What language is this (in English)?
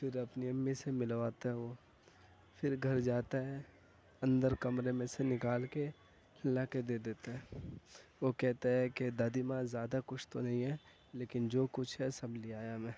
Urdu